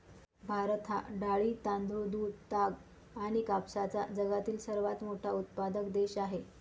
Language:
Marathi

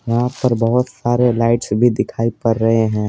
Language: Hindi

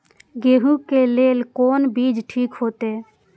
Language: Maithili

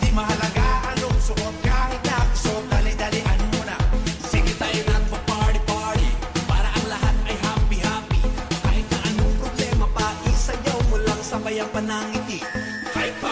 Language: Thai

